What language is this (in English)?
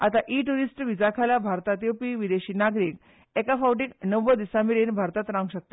Konkani